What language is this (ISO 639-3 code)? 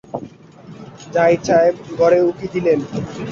ben